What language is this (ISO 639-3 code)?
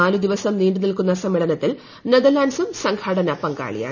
mal